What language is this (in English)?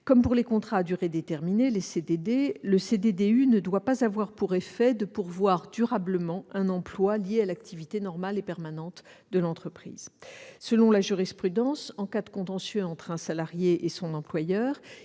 French